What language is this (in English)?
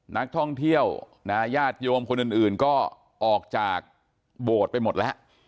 Thai